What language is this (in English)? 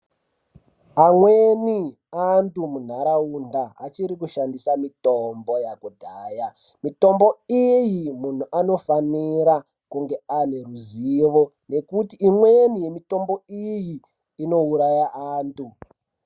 Ndau